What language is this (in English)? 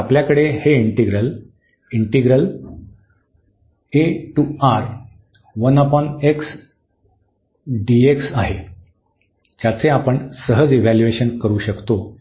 Marathi